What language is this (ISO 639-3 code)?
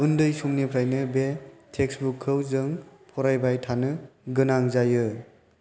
brx